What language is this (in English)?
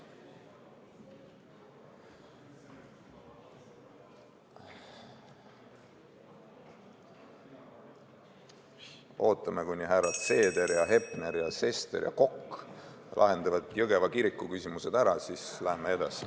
Estonian